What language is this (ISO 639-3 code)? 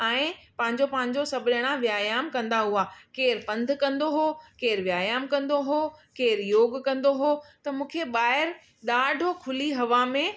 snd